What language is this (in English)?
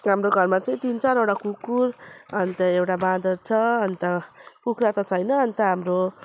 Nepali